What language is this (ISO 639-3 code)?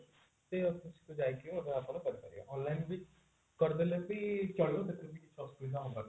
ori